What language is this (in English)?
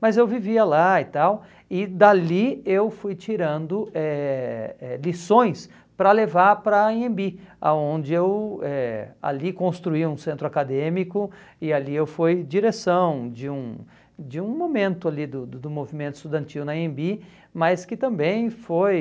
Portuguese